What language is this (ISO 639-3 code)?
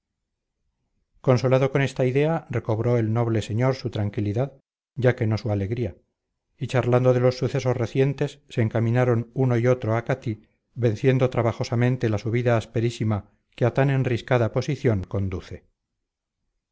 spa